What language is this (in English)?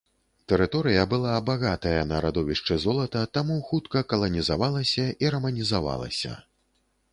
Belarusian